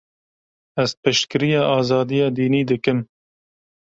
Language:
Kurdish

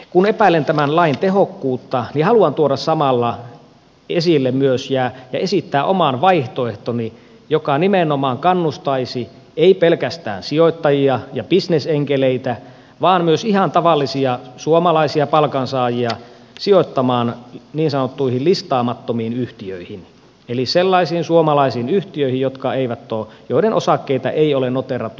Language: Finnish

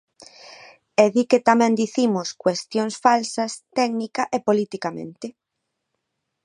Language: Galician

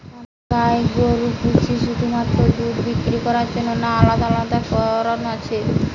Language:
Bangla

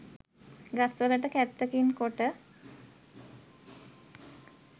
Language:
Sinhala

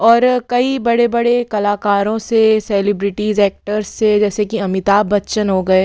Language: Hindi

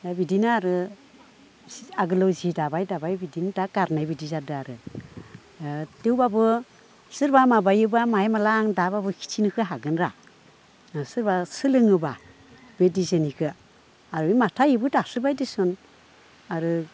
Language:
Bodo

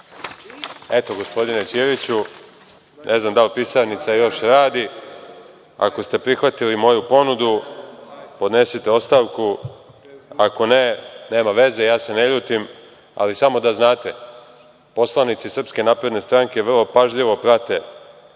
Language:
Serbian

